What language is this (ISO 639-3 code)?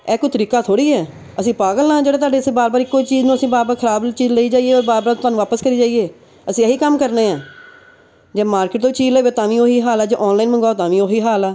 pan